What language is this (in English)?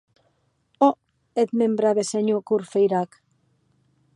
Occitan